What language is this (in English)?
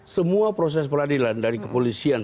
Indonesian